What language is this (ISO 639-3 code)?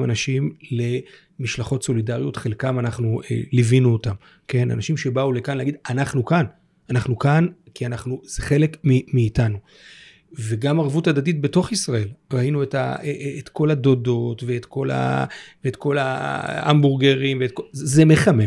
heb